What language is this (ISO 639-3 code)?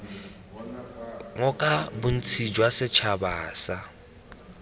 tsn